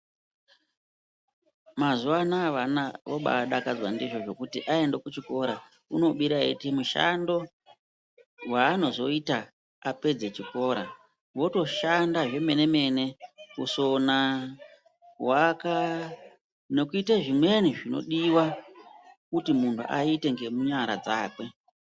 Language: Ndau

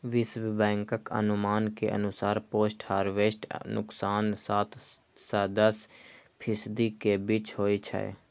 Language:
Maithili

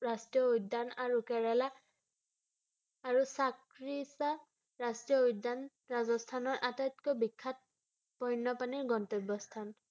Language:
Assamese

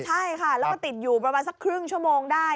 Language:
Thai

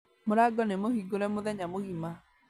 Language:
Kikuyu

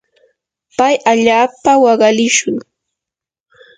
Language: Yanahuanca Pasco Quechua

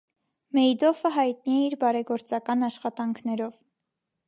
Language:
Armenian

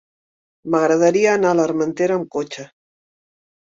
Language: Catalan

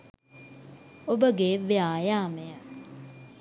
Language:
Sinhala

